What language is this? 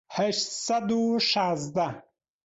Central Kurdish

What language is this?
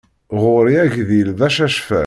Kabyle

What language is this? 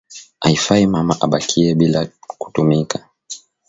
Swahili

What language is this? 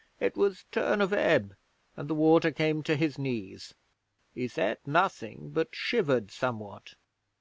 English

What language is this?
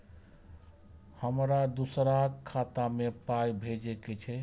Maithili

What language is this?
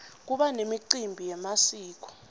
Swati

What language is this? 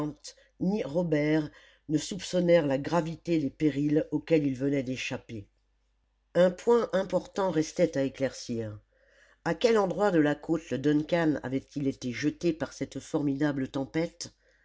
French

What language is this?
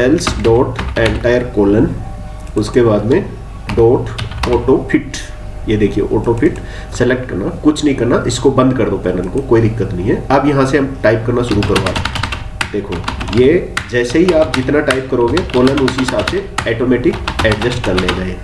Hindi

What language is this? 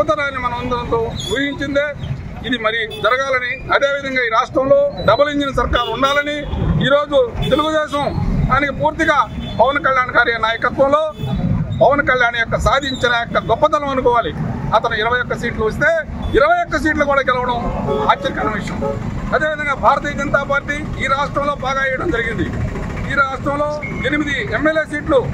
Telugu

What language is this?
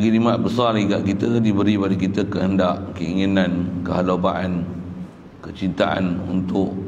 Malay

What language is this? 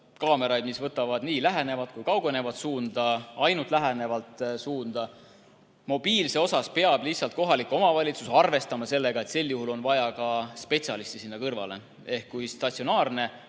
Estonian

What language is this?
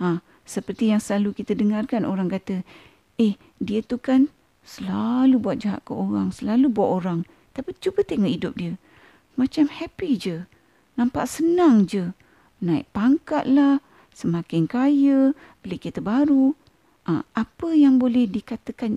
Malay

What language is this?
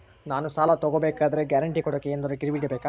Kannada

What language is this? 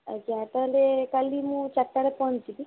Odia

